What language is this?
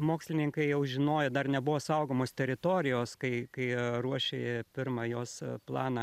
Lithuanian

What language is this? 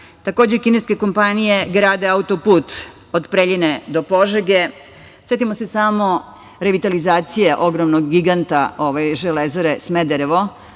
Serbian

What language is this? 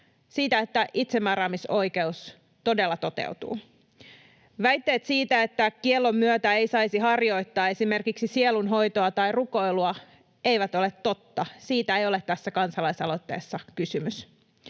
Finnish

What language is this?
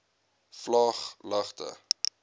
Afrikaans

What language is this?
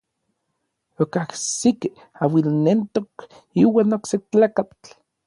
Orizaba Nahuatl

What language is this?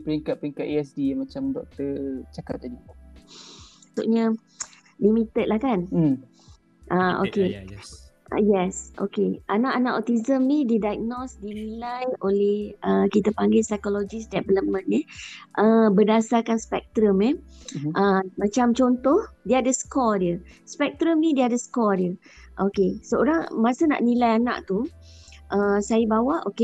Malay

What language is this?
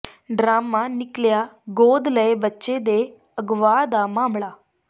Punjabi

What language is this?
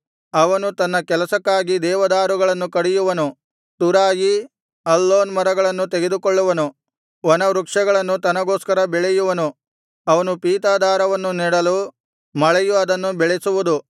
Kannada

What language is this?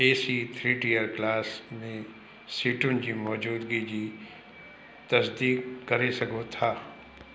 Sindhi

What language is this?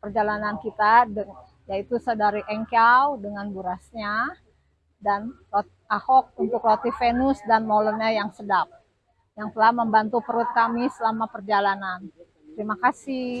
Indonesian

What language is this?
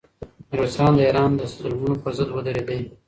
Pashto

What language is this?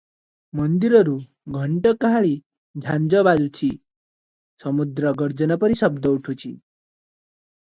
Odia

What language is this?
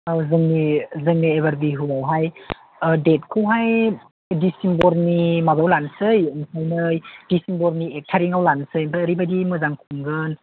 Bodo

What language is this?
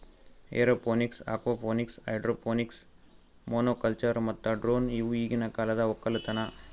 Kannada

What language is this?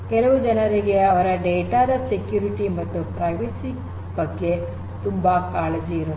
Kannada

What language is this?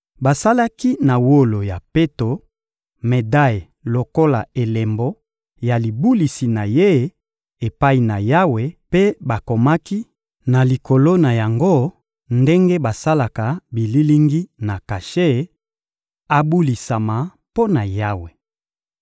Lingala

